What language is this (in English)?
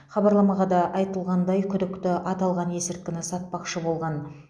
Kazakh